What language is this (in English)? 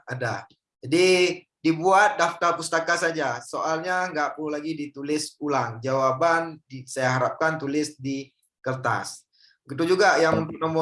Indonesian